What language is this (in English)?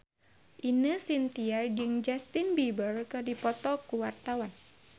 Sundanese